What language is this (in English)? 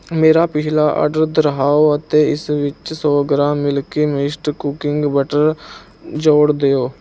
Punjabi